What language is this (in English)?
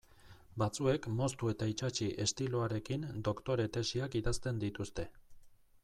Basque